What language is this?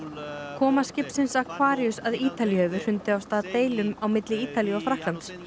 Icelandic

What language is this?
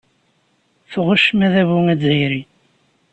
Kabyle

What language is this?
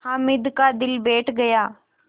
Hindi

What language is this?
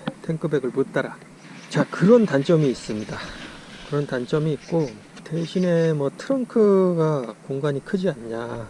Korean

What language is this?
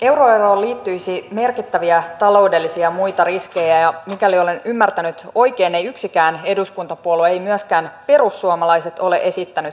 Finnish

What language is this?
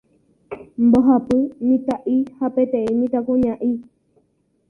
Guarani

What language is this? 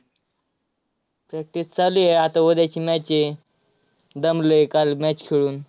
Marathi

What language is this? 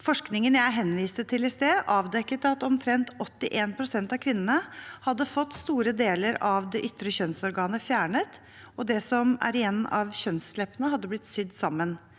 Norwegian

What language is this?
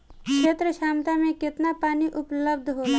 Bhojpuri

